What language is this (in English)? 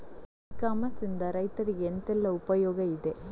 Kannada